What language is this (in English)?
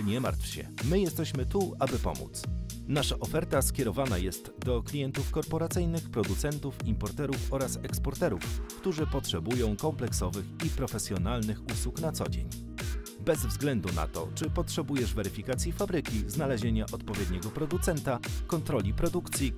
Polish